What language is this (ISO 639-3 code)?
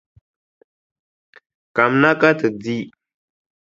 dag